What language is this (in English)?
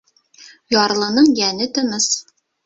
Bashkir